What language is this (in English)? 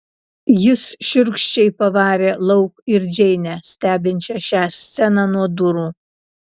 Lithuanian